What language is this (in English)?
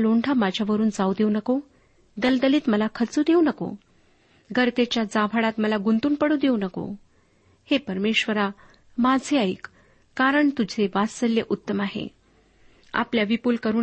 Marathi